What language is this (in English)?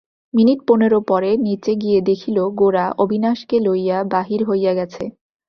Bangla